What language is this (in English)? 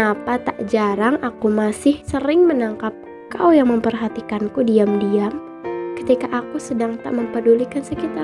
Indonesian